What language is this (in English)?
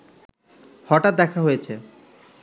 Bangla